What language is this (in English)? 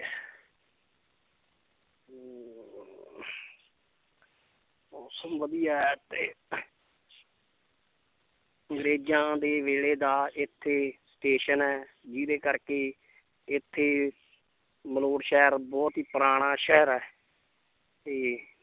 Punjabi